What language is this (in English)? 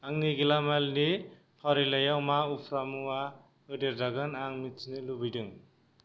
Bodo